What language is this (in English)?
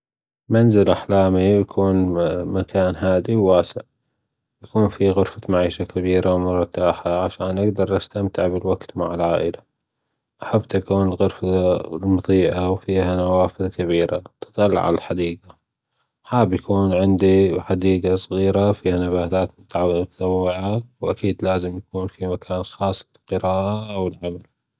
Gulf Arabic